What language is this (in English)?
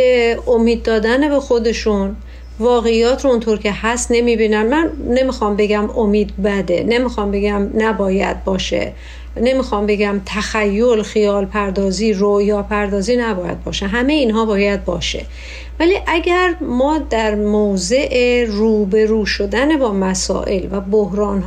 Persian